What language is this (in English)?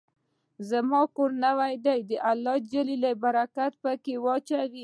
Pashto